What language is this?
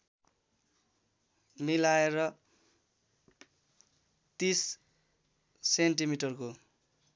Nepali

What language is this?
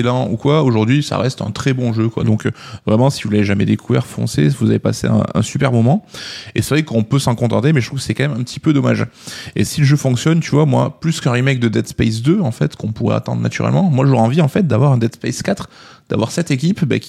French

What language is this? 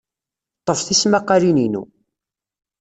Kabyle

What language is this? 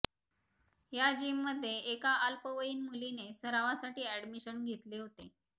Marathi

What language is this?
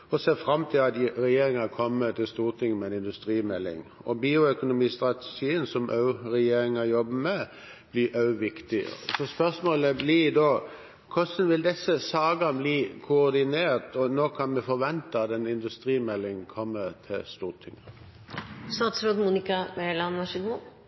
Norwegian Bokmål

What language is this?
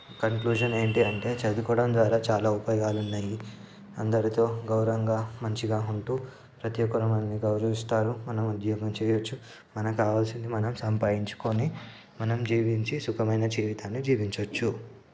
Telugu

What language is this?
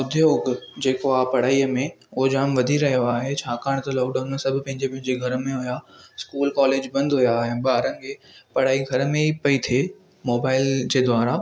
Sindhi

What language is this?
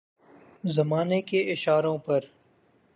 Urdu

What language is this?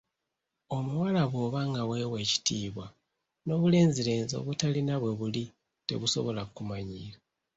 Ganda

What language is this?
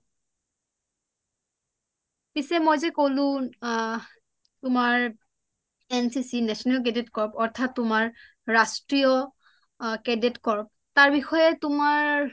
Assamese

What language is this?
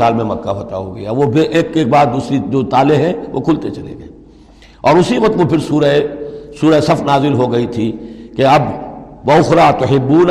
Urdu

